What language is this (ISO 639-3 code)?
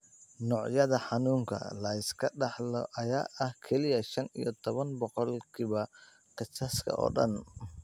som